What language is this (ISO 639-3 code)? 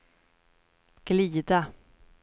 swe